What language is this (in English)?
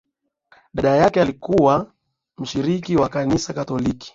Swahili